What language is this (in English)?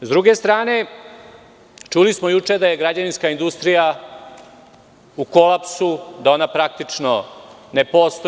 Serbian